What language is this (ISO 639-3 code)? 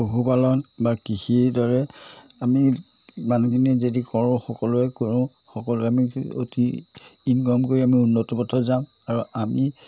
asm